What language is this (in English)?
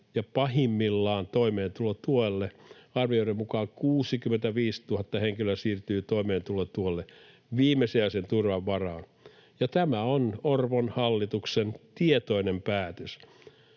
Finnish